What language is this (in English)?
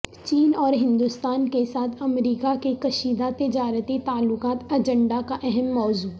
Urdu